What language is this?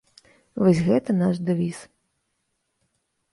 Belarusian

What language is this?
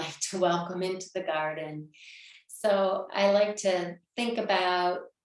English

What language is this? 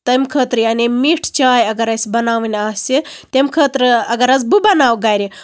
Kashmiri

